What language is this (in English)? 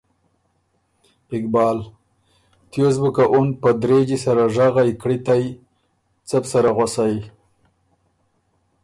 Ormuri